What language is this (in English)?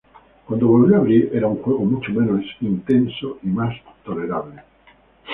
Spanish